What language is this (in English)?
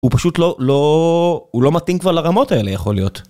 Hebrew